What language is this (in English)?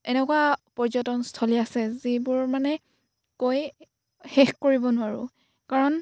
Assamese